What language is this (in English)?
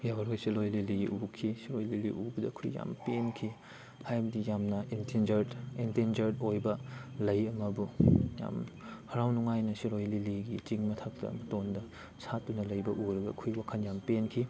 Manipuri